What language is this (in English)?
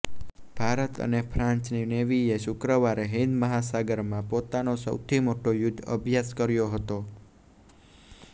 Gujarati